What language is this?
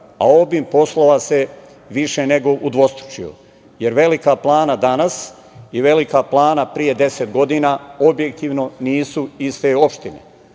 Serbian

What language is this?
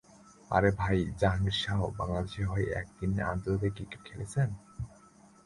Bangla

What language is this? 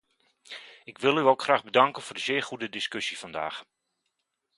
Dutch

